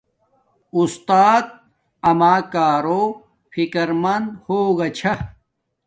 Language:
Domaaki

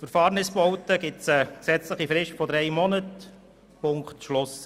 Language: Swiss German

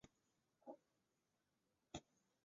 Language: Chinese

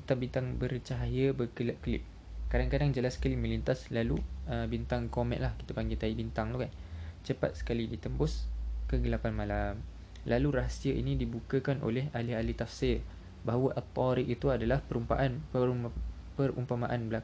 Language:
Malay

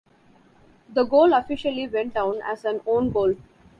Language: English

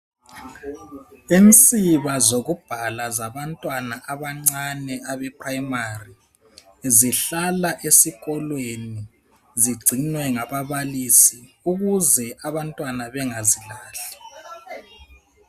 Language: North Ndebele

